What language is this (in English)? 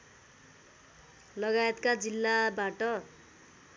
Nepali